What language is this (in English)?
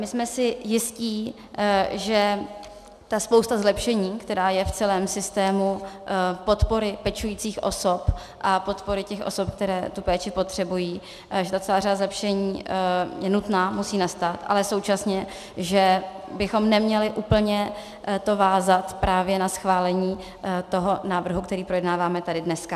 Czech